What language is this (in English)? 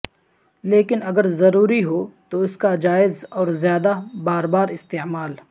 Urdu